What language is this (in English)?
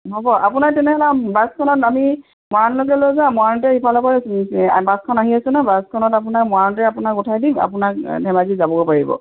Assamese